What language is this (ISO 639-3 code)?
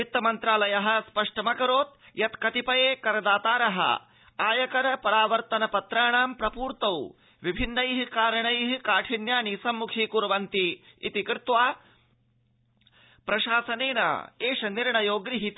san